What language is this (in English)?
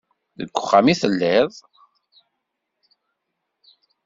Kabyle